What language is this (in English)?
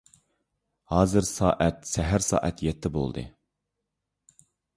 Uyghur